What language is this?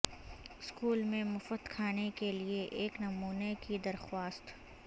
Urdu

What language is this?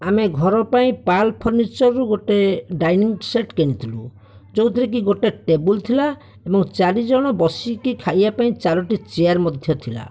Odia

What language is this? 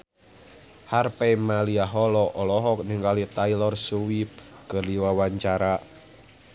Sundanese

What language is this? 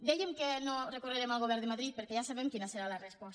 Catalan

